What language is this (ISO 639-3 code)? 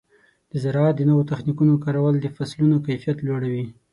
pus